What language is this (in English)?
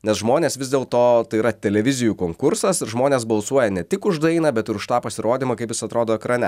Lithuanian